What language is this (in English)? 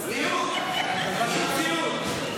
Hebrew